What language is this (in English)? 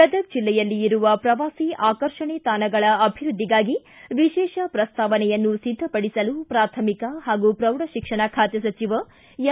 Kannada